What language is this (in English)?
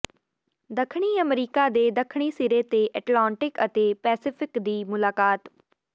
Punjabi